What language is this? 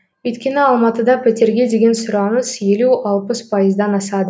Kazakh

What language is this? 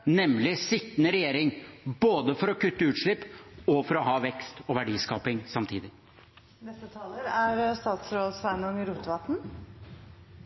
Norwegian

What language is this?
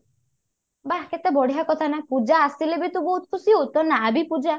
Odia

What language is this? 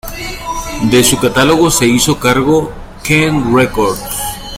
Spanish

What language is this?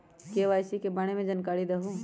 Magahi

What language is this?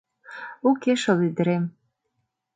Mari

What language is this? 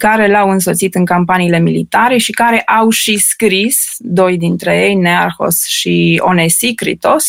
Romanian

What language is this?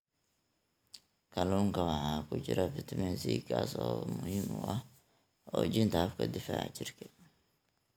Somali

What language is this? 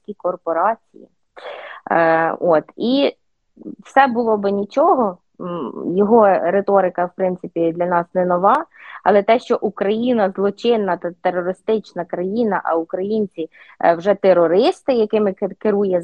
Ukrainian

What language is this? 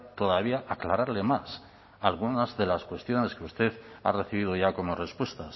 Spanish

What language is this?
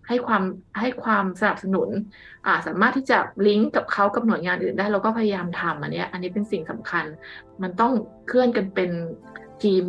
Thai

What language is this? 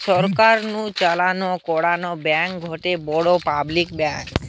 Bangla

